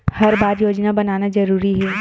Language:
Chhattisgarhi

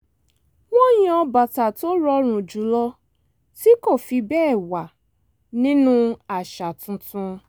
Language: Yoruba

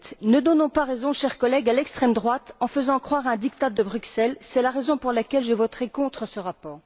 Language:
French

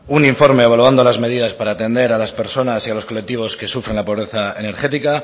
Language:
Spanish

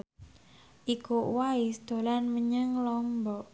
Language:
Javanese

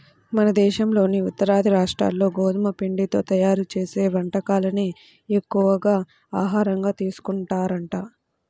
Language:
Telugu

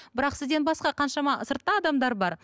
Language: Kazakh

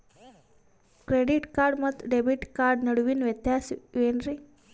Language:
Kannada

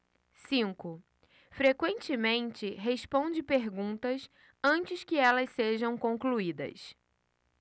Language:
Portuguese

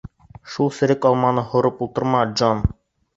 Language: Bashkir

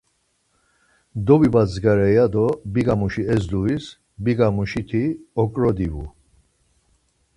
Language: Laz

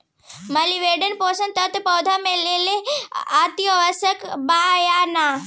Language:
Bhojpuri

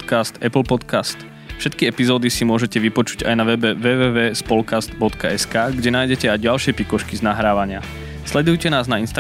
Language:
Slovak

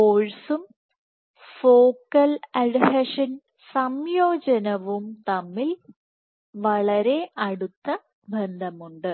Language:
Malayalam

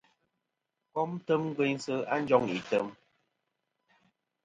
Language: Kom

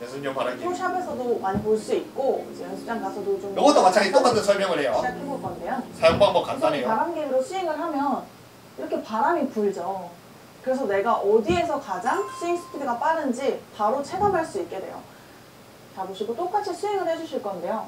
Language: Korean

